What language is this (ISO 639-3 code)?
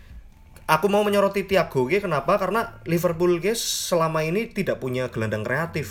ind